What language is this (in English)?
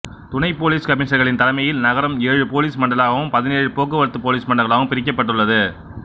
Tamil